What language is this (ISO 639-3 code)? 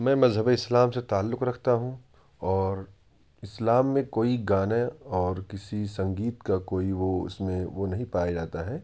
urd